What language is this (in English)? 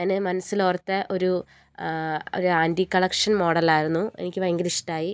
Malayalam